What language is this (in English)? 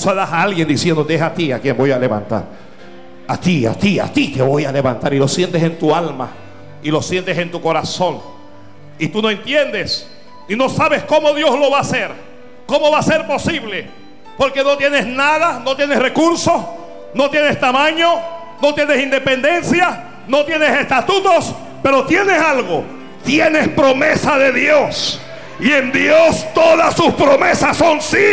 Spanish